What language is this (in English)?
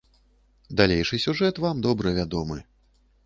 Belarusian